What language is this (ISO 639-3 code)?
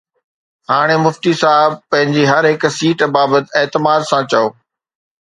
snd